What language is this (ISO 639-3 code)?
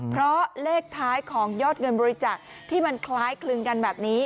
tha